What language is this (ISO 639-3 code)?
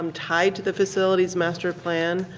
eng